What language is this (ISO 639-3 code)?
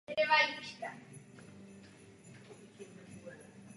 ces